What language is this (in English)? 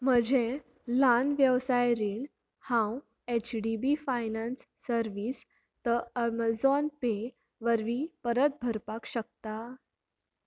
Konkani